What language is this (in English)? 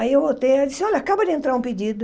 Portuguese